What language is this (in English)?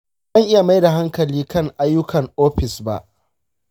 Hausa